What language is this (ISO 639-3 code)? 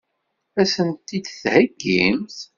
kab